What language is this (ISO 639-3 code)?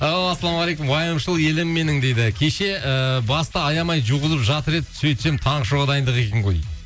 kaz